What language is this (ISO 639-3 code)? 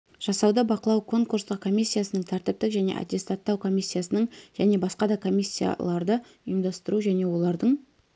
kaz